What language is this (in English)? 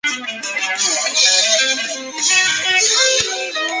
Chinese